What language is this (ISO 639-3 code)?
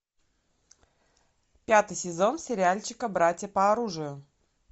rus